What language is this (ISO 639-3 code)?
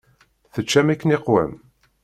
kab